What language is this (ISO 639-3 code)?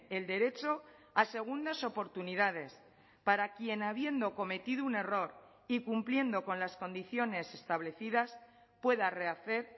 spa